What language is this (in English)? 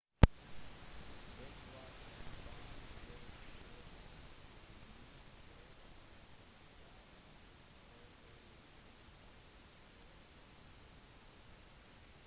Norwegian Bokmål